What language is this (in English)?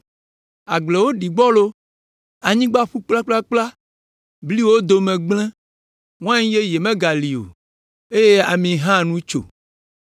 Ewe